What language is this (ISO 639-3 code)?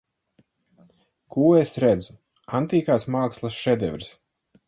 lav